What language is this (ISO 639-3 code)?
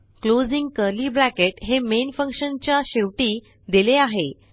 mar